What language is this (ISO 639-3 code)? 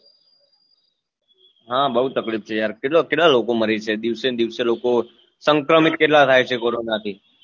guj